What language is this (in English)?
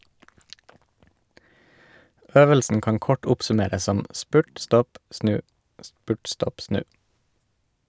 Norwegian